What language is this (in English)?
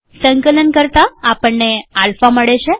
Gujarati